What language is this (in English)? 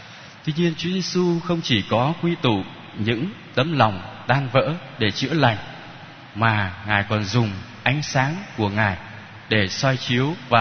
Vietnamese